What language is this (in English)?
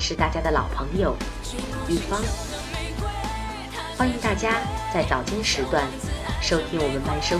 Chinese